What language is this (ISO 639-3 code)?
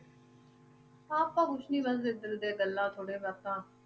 pan